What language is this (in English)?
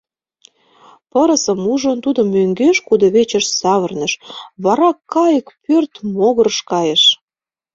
Mari